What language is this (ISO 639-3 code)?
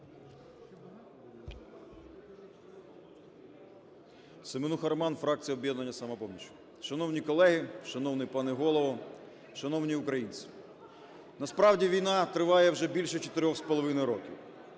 ukr